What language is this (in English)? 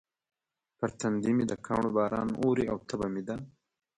Pashto